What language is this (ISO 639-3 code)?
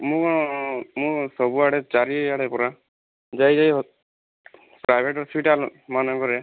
ori